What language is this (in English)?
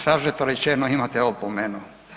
Croatian